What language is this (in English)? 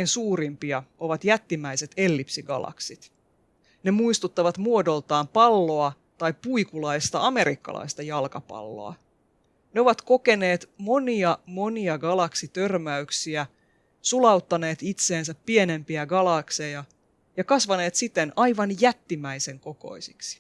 Finnish